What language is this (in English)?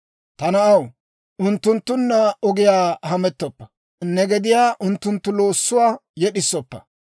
Dawro